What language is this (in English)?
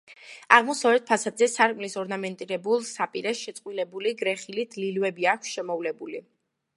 Georgian